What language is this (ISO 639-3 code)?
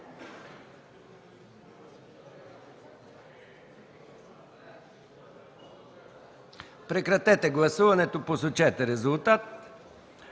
bul